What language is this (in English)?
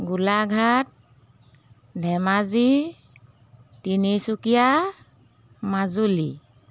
Assamese